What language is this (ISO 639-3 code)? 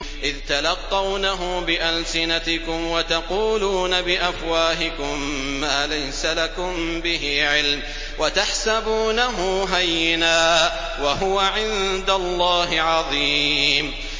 ara